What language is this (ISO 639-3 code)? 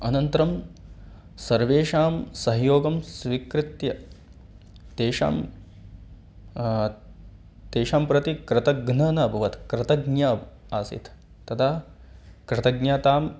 san